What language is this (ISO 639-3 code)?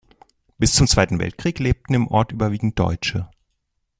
deu